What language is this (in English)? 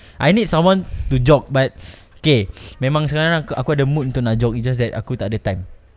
Malay